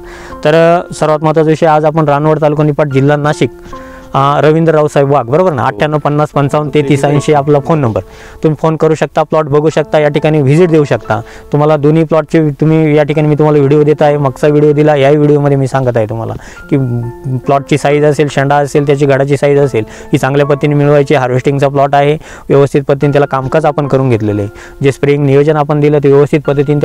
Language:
Hindi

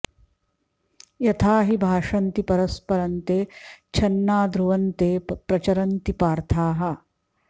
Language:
Sanskrit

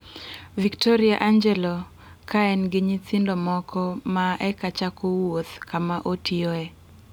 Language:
Luo (Kenya and Tanzania)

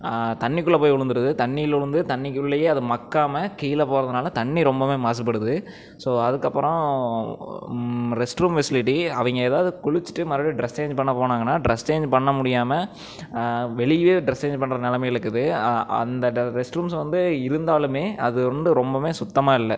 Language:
Tamil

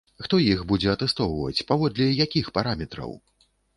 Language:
Belarusian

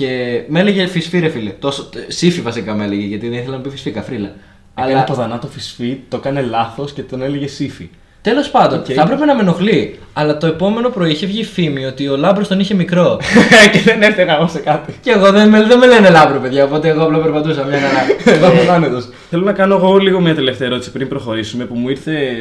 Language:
Greek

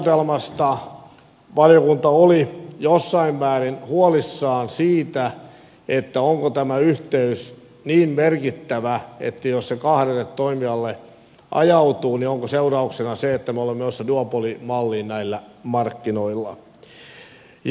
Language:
Finnish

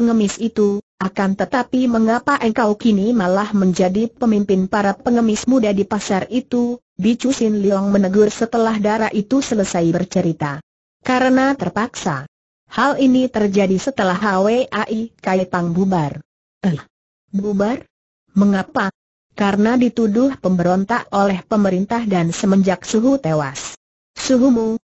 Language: Indonesian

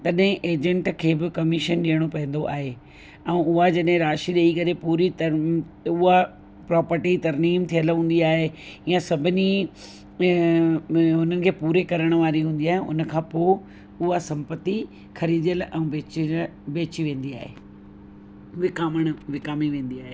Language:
Sindhi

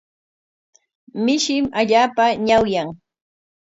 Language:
Corongo Ancash Quechua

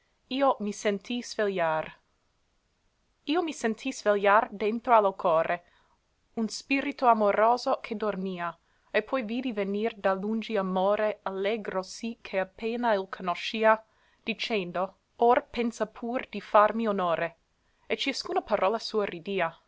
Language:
Italian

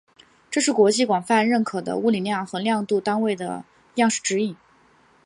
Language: Chinese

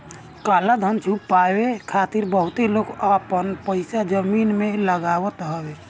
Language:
Bhojpuri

